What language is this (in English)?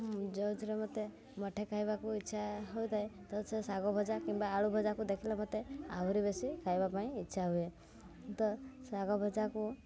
Odia